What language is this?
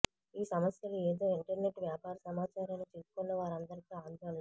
Telugu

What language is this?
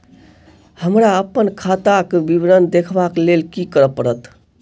Maithili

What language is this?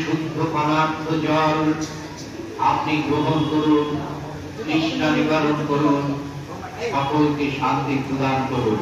Bangla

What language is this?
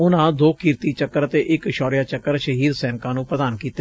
Punjabi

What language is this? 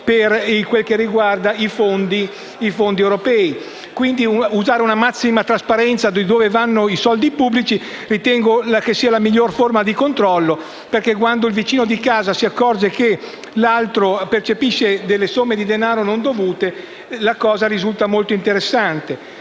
Italian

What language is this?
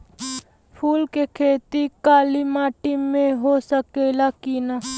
Bhojpuri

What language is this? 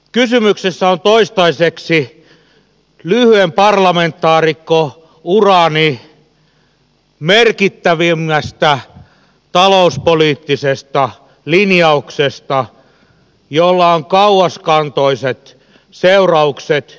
Finnish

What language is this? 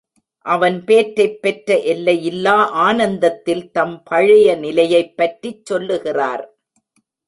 Tamil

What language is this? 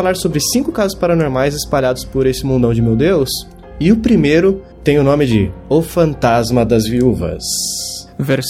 Portuguese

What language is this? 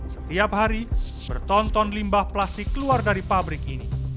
Indonesian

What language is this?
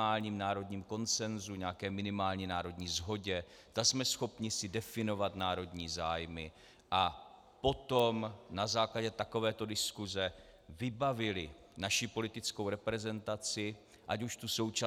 Czech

